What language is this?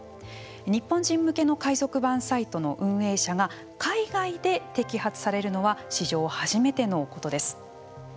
Japanese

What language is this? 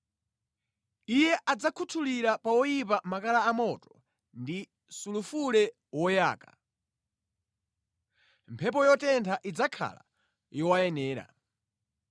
Nyanja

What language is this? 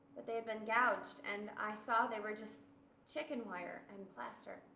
English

